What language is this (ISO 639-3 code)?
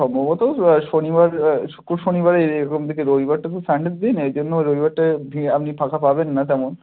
ben